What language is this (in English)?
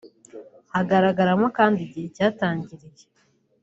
Kinyarwanda